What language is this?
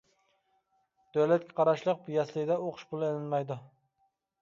Uyghur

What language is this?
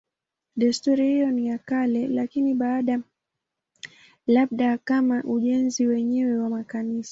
Swahili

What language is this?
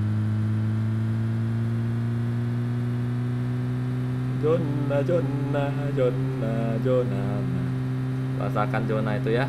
Indonesian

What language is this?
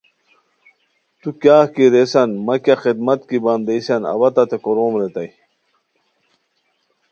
Khowar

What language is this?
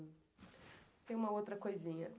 Portuguese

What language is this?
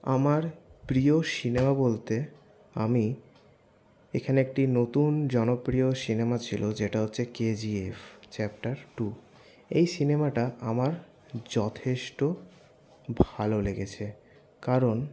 Bangla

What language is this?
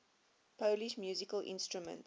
English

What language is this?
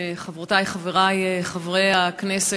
Hebrew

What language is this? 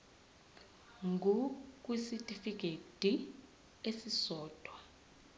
Zulu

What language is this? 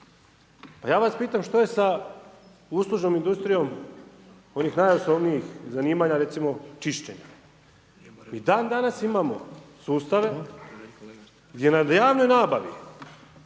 Croatian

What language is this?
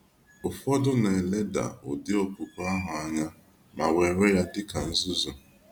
Igbo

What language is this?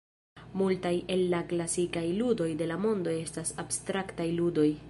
Esperanto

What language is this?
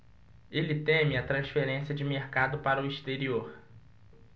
Portuguese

